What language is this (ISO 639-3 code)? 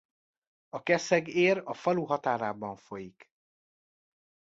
hun